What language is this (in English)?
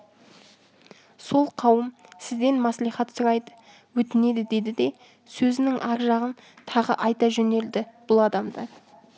Kazakh